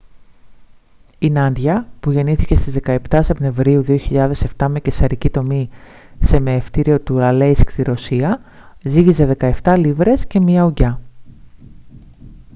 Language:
Greek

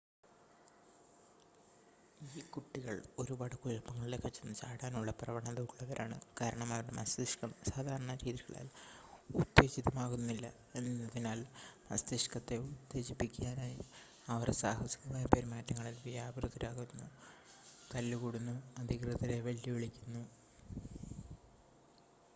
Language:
Malayalam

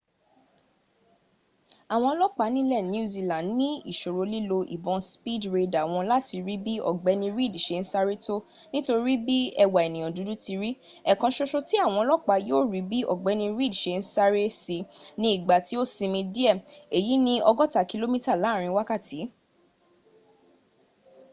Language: Yoruba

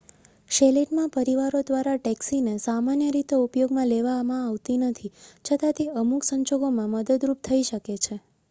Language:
Gujarati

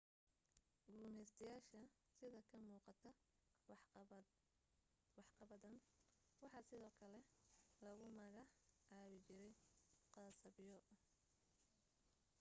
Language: Somali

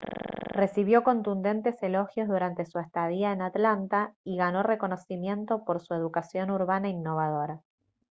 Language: Spanish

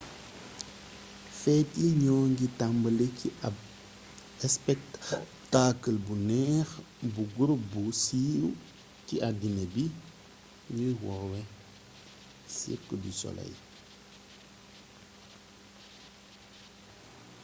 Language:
Wolof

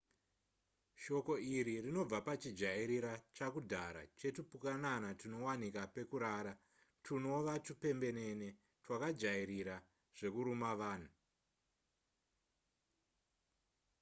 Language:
Shona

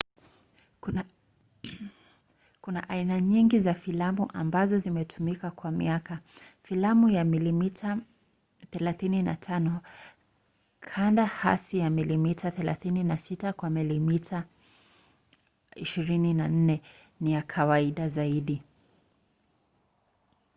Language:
Swahili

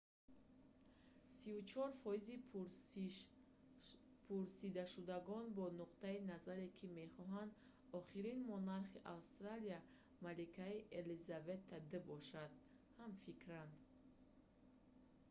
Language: Tajik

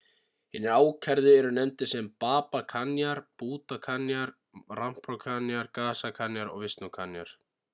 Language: Icelandic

